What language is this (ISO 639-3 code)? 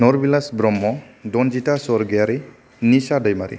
brx